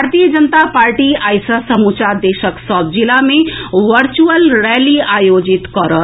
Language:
Maithili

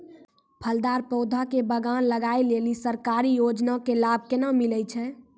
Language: Maithili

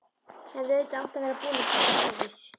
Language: Icelandic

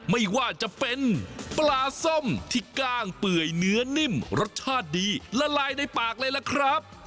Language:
Thai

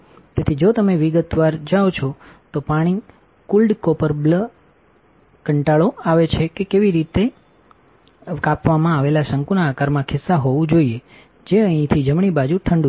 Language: Gujarati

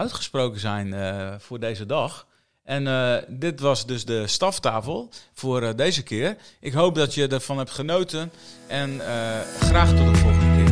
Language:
Dutch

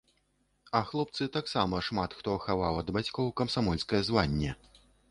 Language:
Belarusian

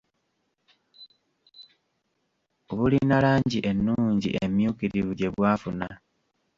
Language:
Ganda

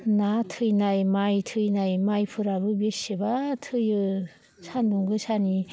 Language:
Bodo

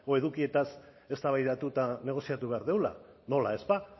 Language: Basque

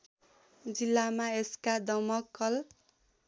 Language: Nepali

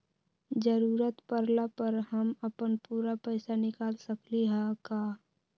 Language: Magahi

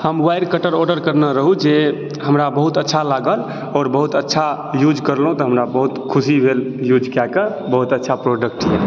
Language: Maithili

